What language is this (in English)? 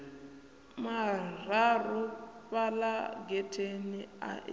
Venda